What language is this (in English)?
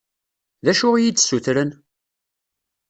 Kabyle